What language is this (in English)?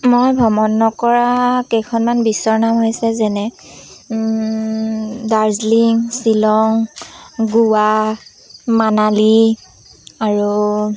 Assamese